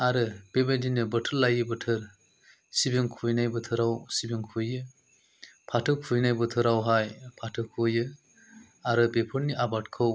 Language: Bodo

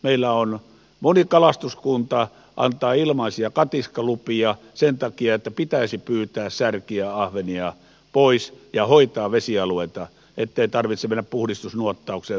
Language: Finnish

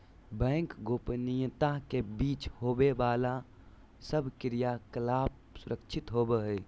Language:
Magahi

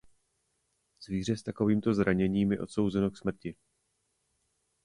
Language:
Czech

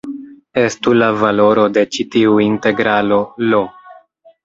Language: Esperanto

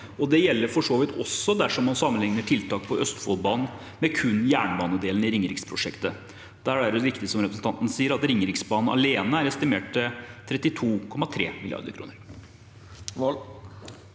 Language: Norwegian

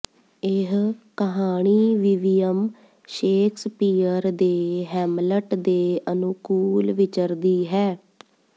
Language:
Punjabi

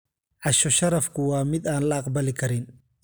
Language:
Somali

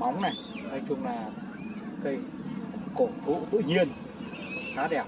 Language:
Vietnamese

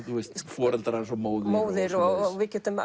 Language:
Icelandic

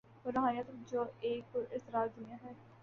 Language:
Urdu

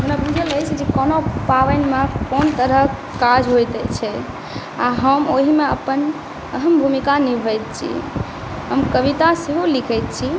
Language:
Maithili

